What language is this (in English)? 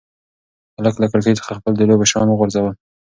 Pashto